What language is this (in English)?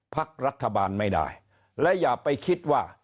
Thai